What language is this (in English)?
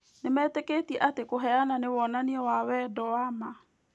Kikuyu